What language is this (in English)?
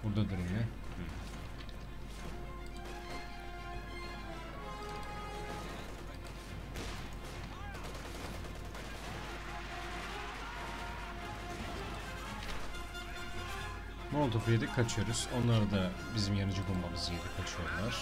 Turkish